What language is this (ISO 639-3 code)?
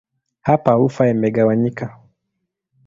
swa